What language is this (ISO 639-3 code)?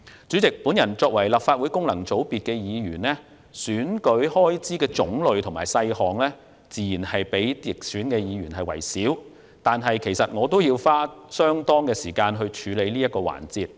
yue